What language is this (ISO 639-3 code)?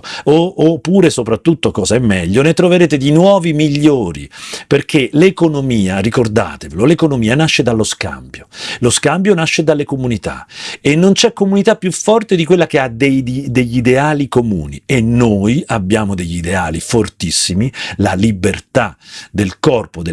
ita